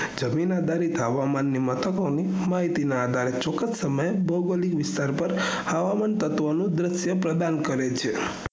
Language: Gujarati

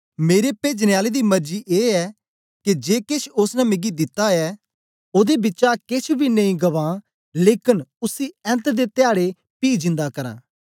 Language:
Dogri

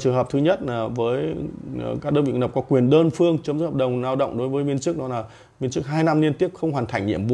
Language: Vietnamese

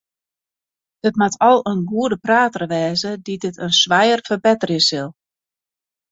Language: Western Frisian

